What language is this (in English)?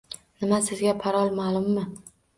Uzbek